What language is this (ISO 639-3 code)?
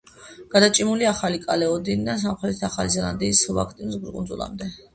kat